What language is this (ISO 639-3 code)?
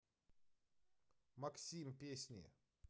rus